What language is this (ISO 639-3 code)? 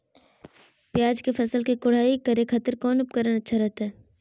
mag